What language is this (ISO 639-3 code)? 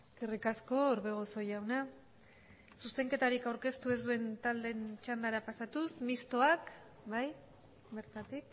eus